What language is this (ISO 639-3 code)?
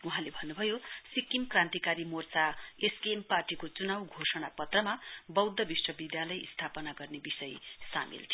nep